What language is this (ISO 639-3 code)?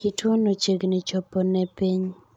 luo